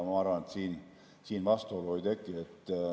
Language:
Estonian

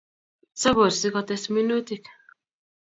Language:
Kalenjin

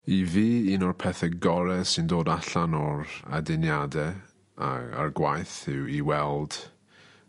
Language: Welsh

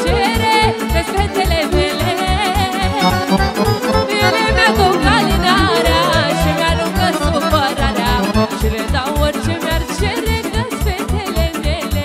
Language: Romanian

